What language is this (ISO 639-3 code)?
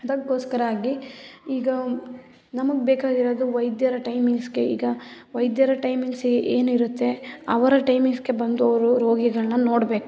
kan